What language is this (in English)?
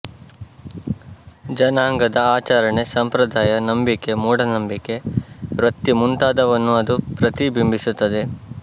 Kannada